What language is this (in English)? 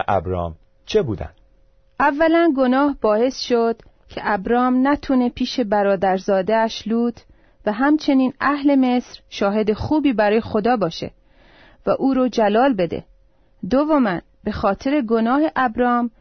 Persian